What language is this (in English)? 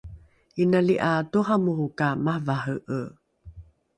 Rukai